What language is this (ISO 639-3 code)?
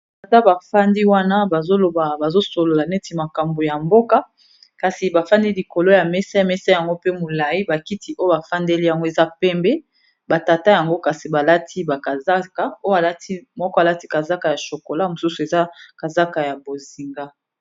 lin